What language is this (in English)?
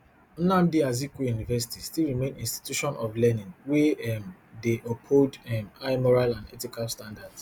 Nigerian Pidgin